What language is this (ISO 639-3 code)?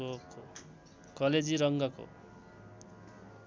nep